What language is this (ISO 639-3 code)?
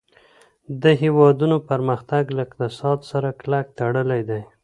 pus